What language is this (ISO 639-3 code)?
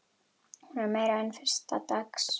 isl